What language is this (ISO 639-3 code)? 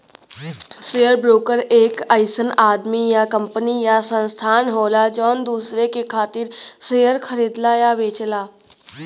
bho